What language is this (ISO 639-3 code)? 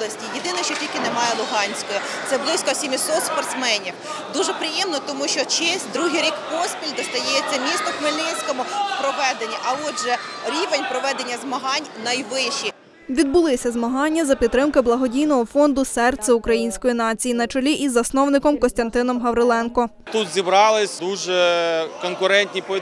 ukr